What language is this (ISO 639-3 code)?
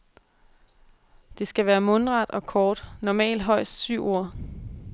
dan